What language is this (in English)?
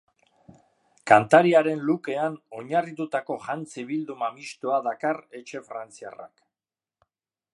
Basque